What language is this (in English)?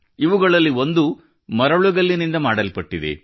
Kannada